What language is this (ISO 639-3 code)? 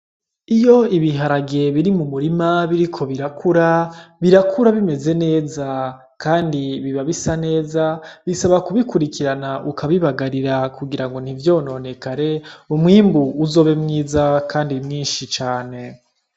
run